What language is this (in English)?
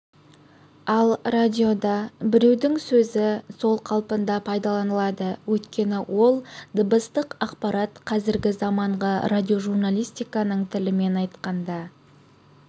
Kazakh